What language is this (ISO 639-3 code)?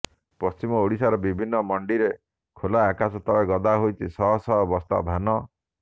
ori